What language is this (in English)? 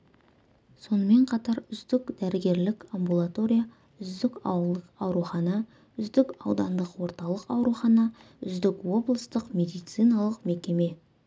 Kazakh